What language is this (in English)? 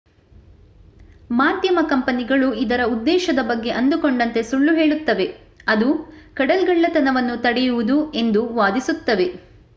Kannada